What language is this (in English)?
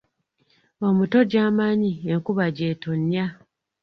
Ganda